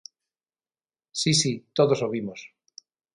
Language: Galician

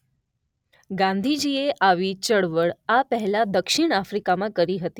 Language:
Gujarati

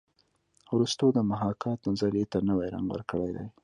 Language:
Pashto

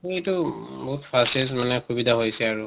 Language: Assamese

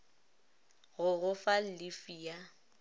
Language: Northern Sotho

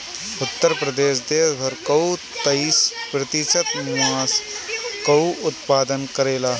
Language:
Bhojpuri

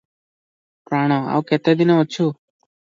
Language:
Odia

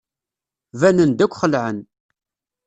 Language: Kabyle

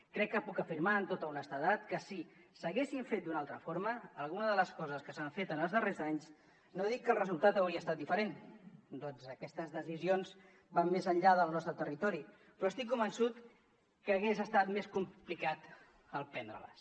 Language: Catalan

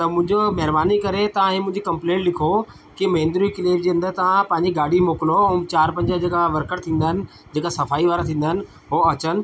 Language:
Sindhi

